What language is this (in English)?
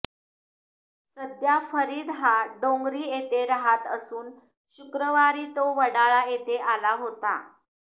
Marathi